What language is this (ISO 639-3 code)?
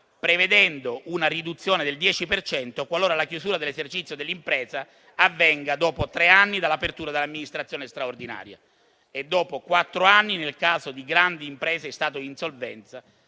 ita